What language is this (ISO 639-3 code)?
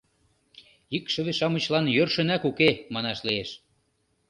chm